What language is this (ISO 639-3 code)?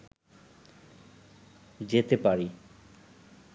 ben